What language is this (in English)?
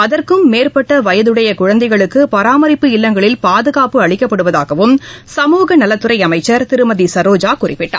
Tamil